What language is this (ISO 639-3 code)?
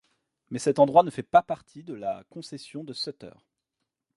fra